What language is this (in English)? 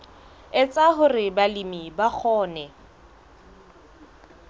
Southern Sotho